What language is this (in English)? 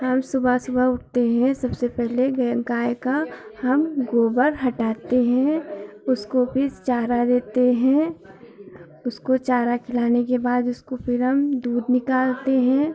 Hindi